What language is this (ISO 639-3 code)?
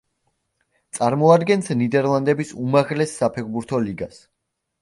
kat